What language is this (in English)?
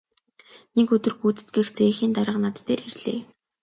Mongolian